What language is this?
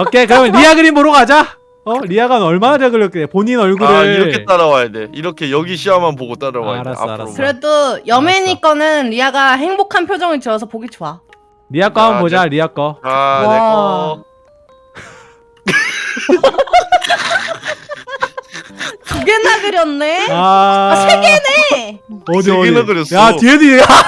Korean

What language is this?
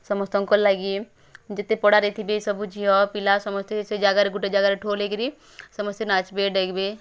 Odia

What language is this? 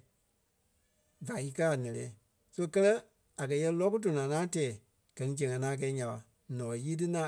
Kpelle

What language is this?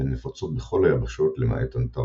Hebrew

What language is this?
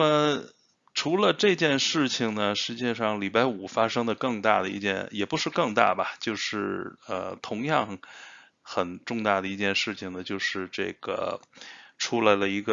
Chinese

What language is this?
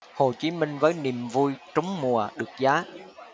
Vietnamese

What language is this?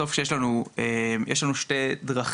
Hebrew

